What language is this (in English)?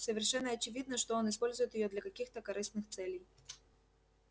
Russian